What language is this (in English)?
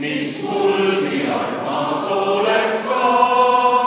Estonian